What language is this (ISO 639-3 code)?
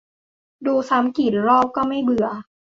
tha